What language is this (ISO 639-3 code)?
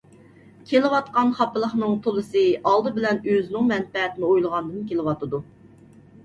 uig